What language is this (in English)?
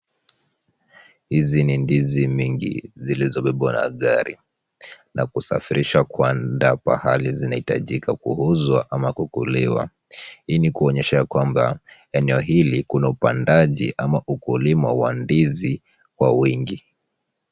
Swahili